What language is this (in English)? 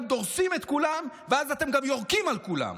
Hebrew